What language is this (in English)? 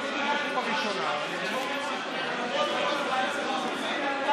Hebrew